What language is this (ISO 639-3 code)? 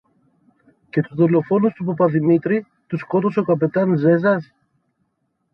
ell